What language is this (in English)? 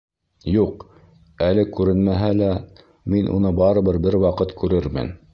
Bashkir